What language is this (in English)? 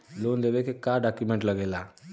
Bhojpuri